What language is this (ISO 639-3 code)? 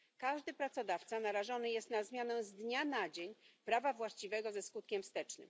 pol